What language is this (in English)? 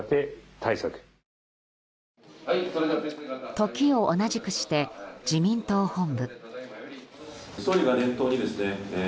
Japanese